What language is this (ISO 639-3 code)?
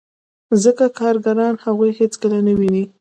pus